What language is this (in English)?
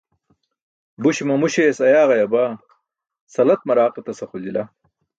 Burushaski